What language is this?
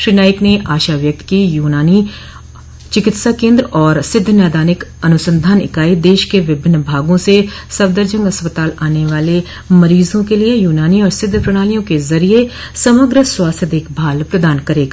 Hindi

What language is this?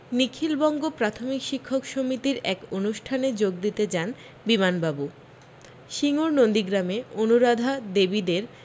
Bangla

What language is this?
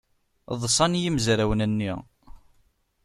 Kabyle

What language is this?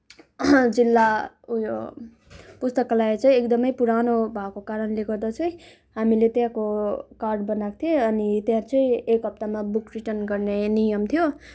Nepali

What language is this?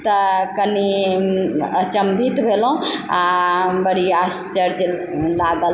Maithili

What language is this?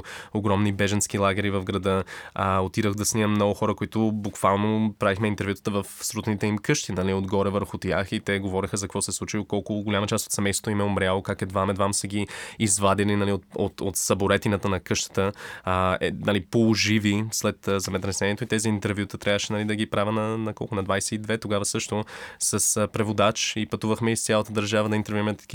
Bulgarian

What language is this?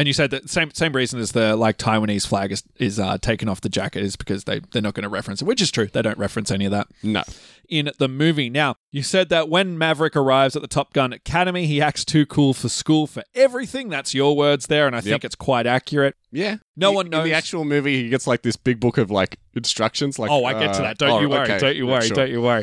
English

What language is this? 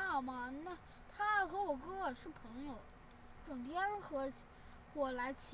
Chinese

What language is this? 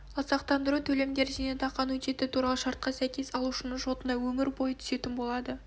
Kazakh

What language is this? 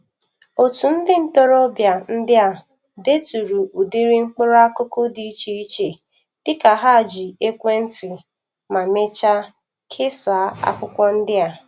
Igbo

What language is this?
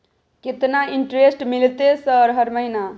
Maithili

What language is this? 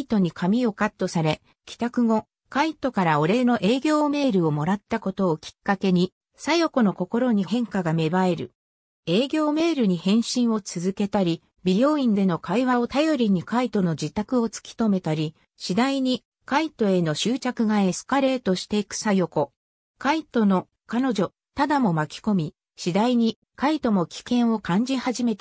Japanese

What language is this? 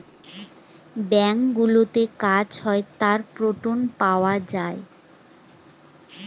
Bangla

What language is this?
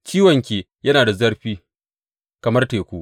Hausa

